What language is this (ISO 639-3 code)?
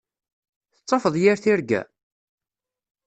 kab